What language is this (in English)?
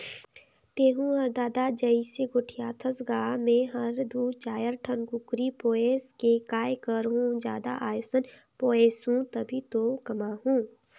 Chhattisgarhi